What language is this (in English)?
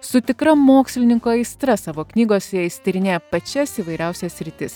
Lithuanian